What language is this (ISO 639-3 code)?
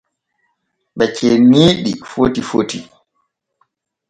fue